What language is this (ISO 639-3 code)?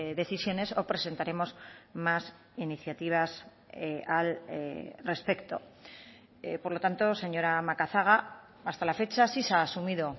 spa